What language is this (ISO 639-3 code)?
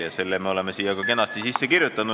est